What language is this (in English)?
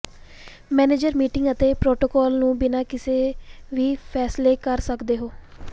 Punjabi